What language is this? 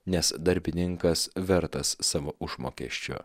Lithuanian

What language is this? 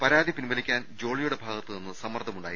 Malayalam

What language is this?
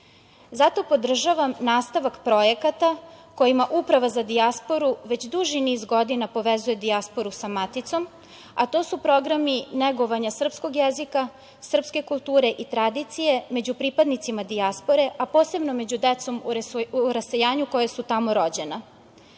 Serbian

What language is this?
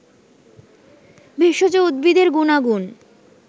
Bangla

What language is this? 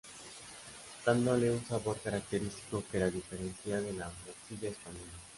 Spanish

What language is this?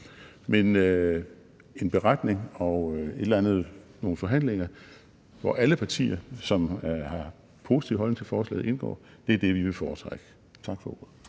Danish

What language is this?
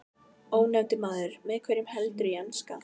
Icelandic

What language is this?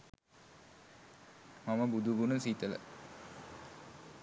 Sinhala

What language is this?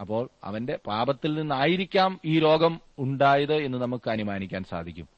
Malayalam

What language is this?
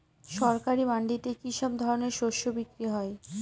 Bangla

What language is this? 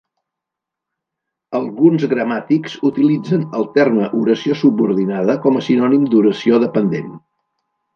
Catalan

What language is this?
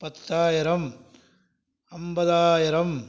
Tamil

